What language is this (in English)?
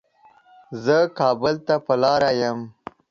Pashto